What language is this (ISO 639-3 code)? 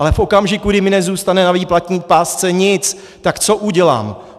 ces